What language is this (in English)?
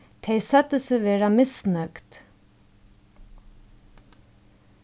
Faroese